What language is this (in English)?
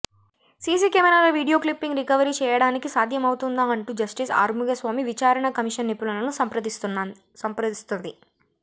Telugu